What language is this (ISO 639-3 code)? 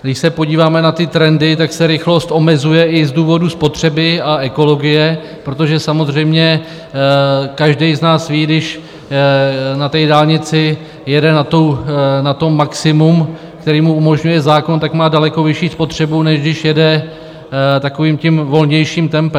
ces